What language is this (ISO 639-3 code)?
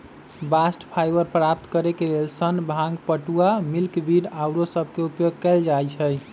mag